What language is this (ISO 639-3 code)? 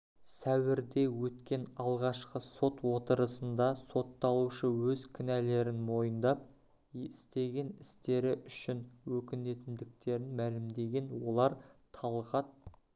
kaz